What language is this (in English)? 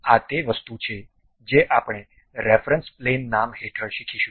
Gujarati